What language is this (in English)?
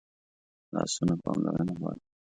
Pashto